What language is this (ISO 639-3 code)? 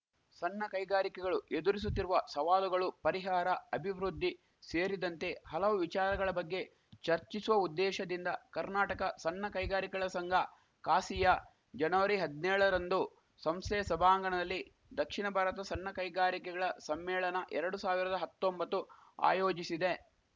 kan